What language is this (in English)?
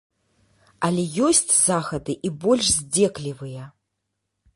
Belarusian